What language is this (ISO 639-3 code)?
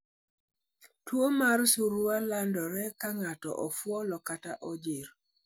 luo